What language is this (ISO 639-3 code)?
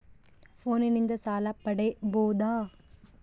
kan